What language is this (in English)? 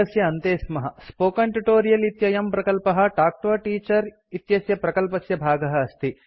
Sanskrit